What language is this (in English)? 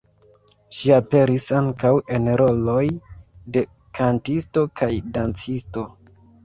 Esperanto